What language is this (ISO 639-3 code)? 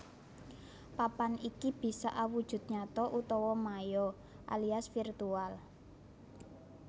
jav